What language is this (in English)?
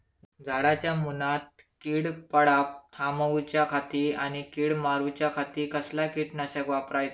Marathi